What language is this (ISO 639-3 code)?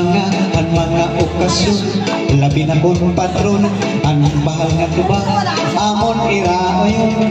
ind